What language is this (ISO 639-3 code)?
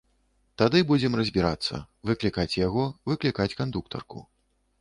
bel